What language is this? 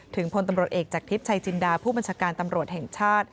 Thai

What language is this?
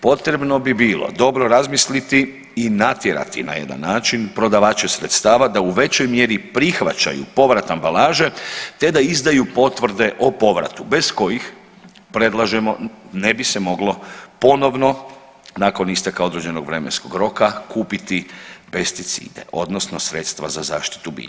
Croatian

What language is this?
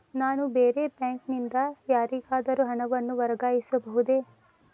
Kannada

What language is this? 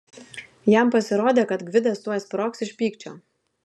Lithuanian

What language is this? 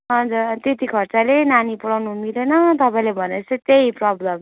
Nepali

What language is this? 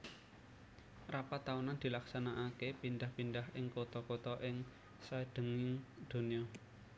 Javanese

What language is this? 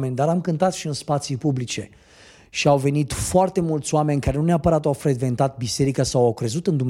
Romanian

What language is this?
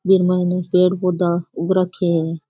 Rajasthani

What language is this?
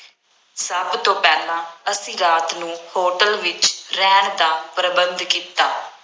Punjabi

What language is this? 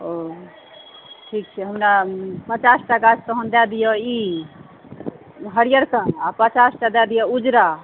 Maithili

